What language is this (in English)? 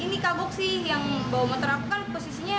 Indonesian